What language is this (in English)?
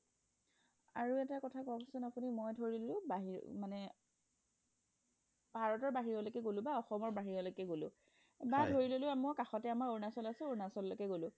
Assamese